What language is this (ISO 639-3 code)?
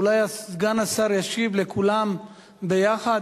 heb